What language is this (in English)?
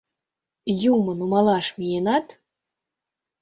Mari